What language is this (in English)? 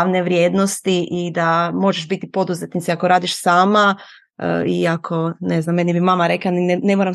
Croatian